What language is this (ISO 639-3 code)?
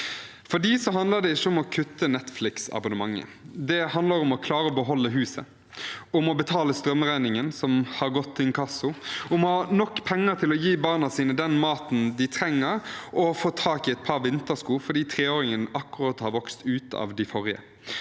nor